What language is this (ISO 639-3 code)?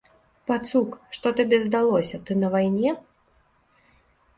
bel